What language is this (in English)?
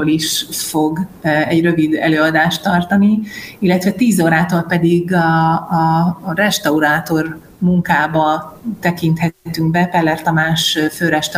Hungarian